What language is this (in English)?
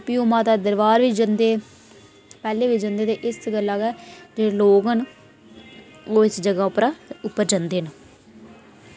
Dogri